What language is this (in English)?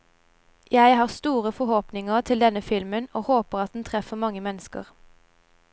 Norwegian